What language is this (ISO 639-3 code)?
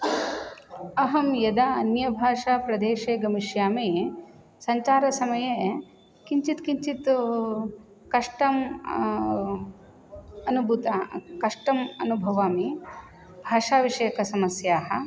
san